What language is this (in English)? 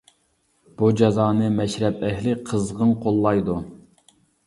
Uyghur